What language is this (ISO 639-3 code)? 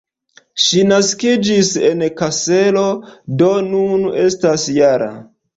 epo